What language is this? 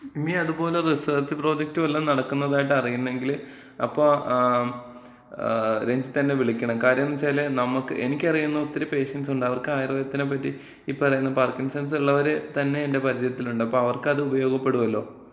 Malayalam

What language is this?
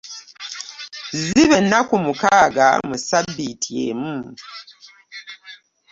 Ganda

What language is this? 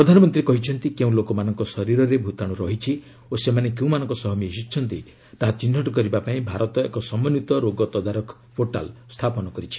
Odia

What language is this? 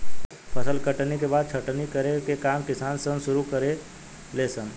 Bhojpuri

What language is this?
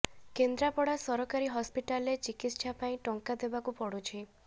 Odia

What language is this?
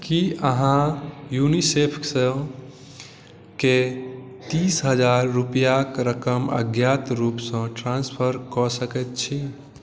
Maithili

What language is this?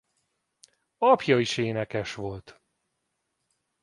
Hungarian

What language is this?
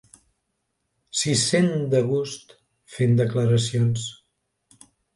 Catalan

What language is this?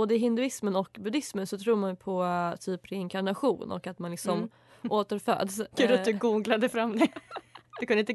Swedish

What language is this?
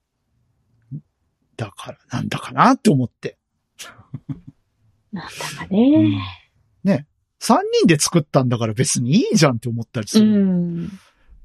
Japanese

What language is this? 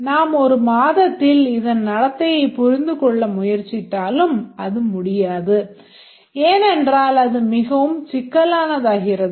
Tamil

